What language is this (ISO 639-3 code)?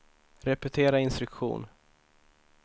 swe